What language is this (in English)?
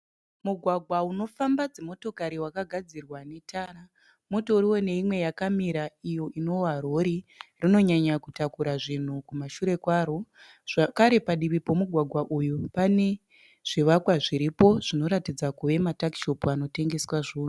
Shona